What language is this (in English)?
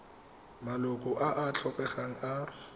Tswana